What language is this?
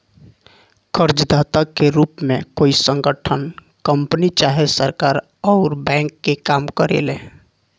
Bhojpuri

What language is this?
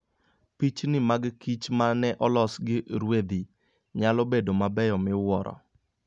Luo (Kenya and Tanzania)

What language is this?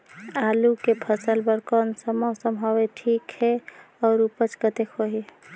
Chhattisgarhi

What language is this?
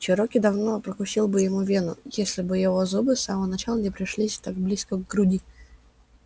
Russian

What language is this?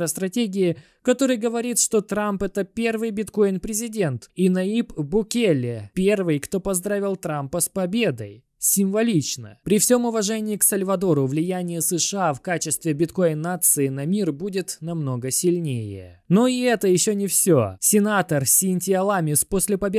Russian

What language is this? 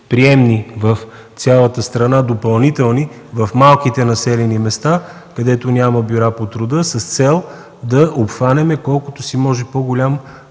Bulgarian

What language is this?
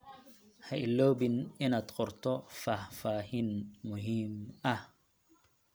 Somali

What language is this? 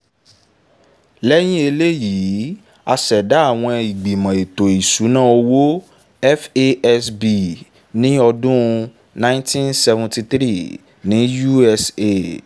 Yoruba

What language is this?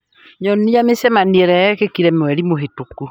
Kikuyu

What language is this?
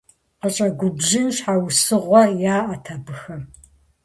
Kabardian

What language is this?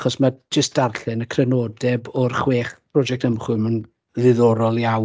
Welsh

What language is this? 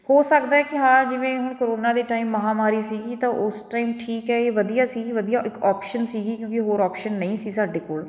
Punjabi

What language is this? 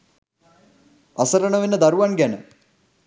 Sinhala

